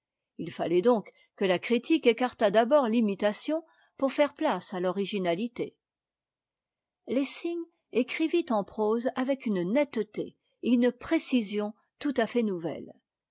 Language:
French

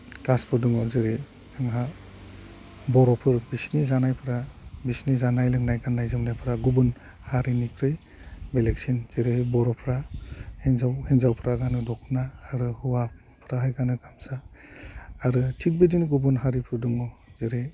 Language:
Bodo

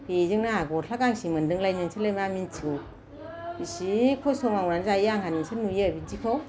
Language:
Bodo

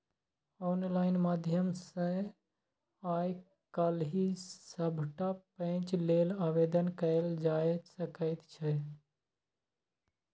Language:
Maithili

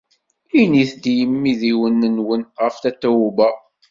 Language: Kabyle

